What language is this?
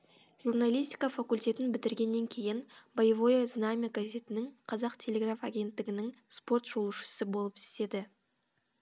Kazakh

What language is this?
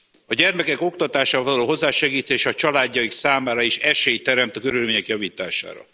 Hungarian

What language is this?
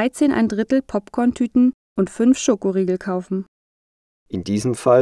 German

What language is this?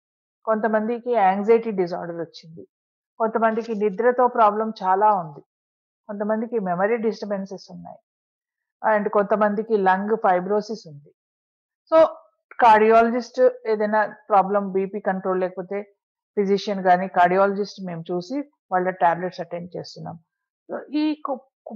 Telugu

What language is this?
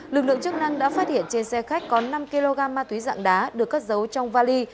Vietnamese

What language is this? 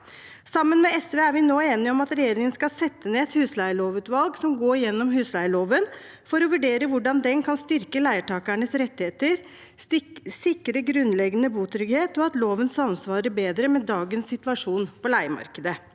Norwegian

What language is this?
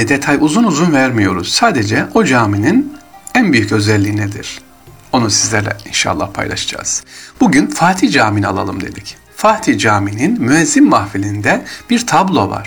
Turkish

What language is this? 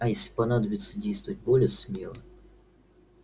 Russian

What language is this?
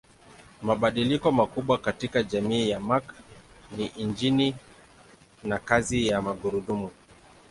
Swahili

